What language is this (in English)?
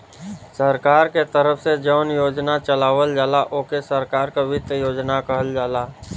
Bhojpuri